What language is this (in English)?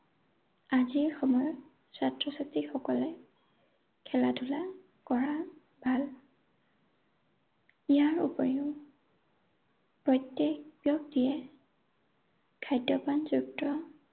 Assamese